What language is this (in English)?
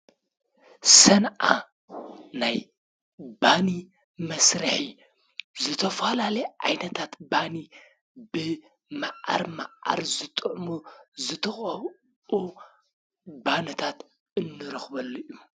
Tigrinya